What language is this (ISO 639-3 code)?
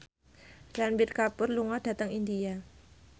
jav